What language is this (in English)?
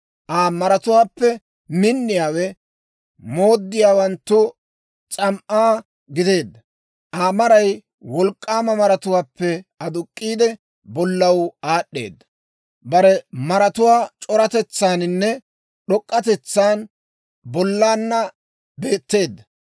Dawro